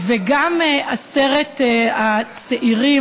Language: Hebrew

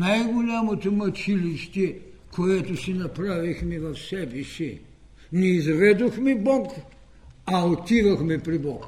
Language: Bulgarian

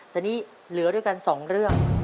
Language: Thai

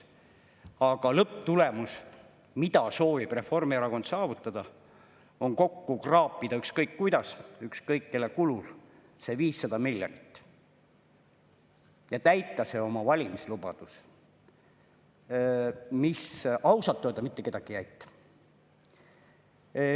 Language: Estonian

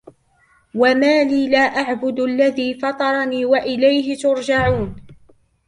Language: Arabic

